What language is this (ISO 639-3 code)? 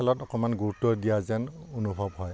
asm